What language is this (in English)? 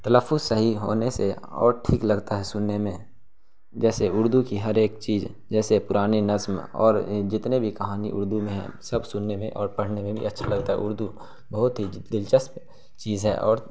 Urdu